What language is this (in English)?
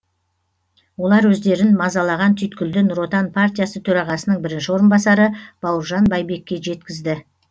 Kazakh